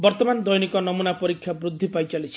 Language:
Odia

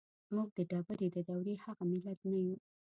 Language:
Pashto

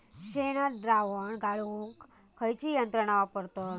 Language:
Marathi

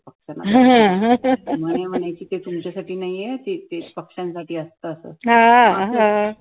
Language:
Marathi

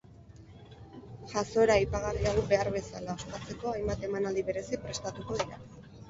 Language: Basque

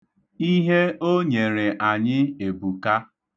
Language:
Igbo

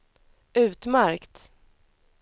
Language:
Swedish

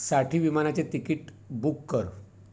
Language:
Marathi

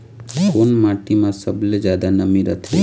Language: Chhattisgarhi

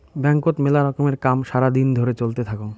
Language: Bangla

